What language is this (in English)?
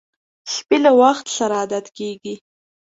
Pashto